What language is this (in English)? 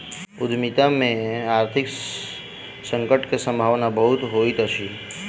Maithili